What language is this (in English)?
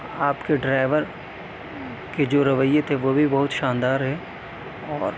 Urdu